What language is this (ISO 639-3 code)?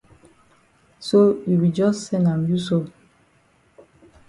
wes